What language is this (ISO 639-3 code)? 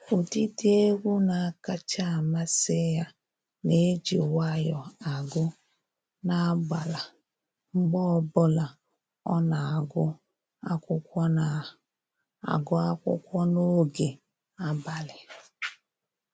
ibo